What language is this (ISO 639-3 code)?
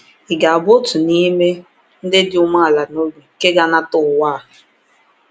ibo